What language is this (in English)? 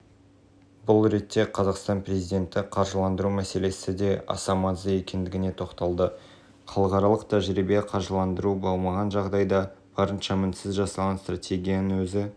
Kazakh